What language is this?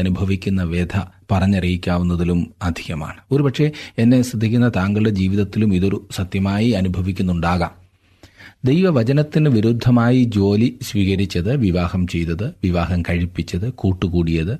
Malayalam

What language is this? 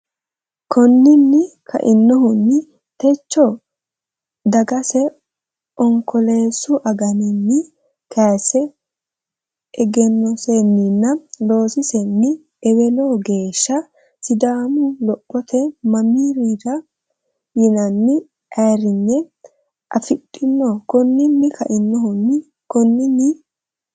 Sidamo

